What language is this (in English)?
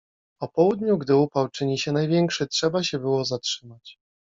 Polish